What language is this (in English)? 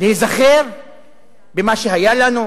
Hebrew